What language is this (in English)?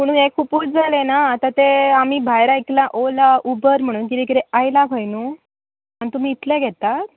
Konkani